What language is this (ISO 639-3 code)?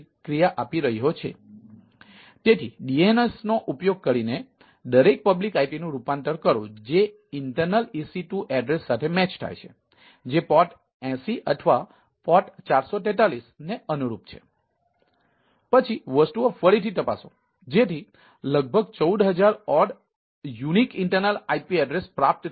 guj